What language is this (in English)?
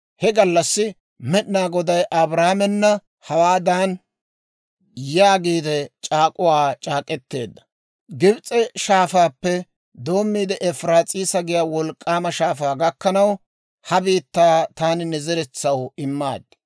Dawro